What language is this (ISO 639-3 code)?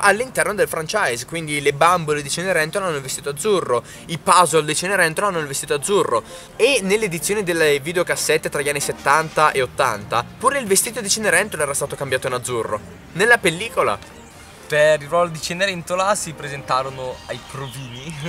ita